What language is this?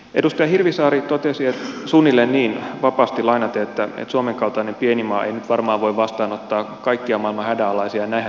Finnish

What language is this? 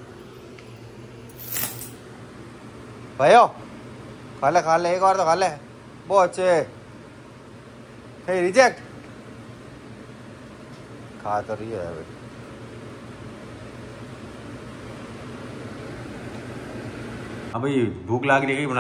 Hindi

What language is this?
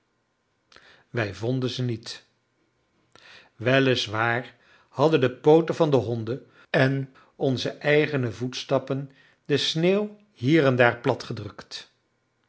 Dutch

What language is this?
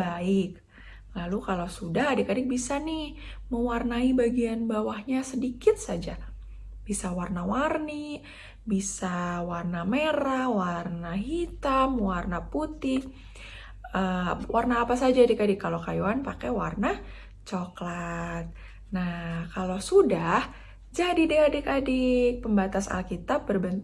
Indonesian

